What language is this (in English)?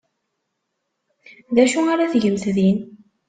Kabyle